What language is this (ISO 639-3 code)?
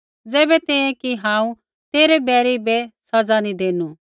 kfx